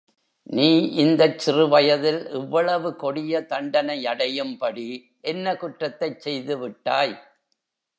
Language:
Tamil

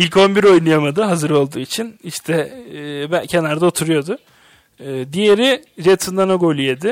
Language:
Turkish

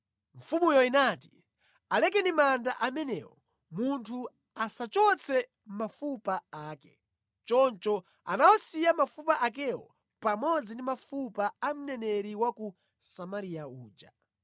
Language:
Nyanja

